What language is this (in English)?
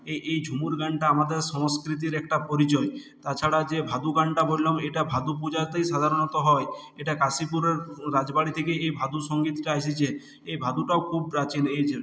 Bangla